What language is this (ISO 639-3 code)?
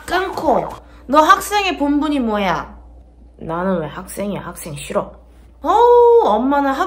kor